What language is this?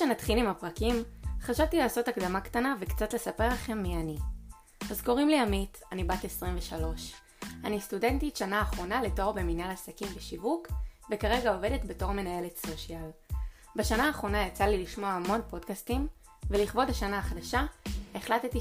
Hebrew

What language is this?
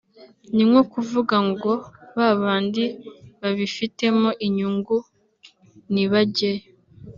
Kinyarwanda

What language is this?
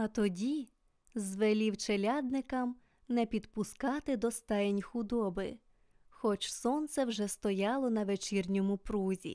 Ukrainian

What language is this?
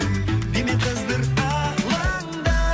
Kazakh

